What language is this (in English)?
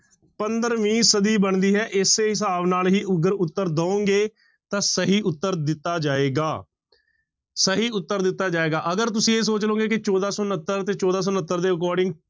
Punjabi